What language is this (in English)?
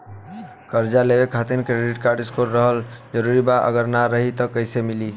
Bhojpuri